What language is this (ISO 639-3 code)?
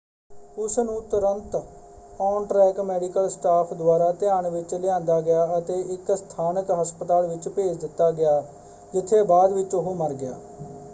pan